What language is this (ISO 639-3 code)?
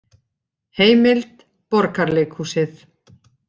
isl